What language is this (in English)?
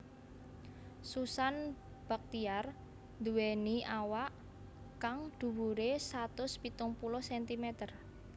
Javanese